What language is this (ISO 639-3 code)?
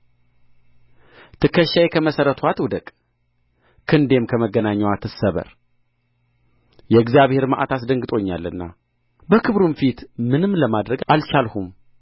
amh